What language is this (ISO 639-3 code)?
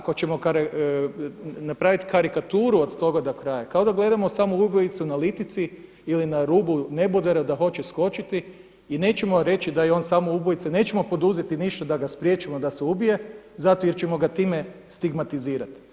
hrv